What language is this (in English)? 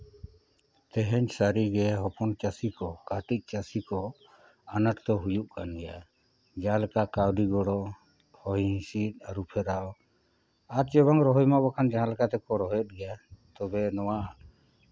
Santali